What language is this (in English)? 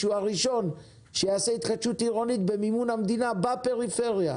Hebrew